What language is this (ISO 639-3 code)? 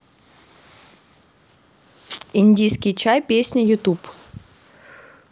rus